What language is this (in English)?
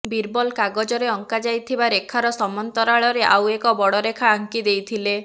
Odia